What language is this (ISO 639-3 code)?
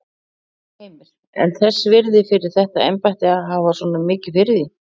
isl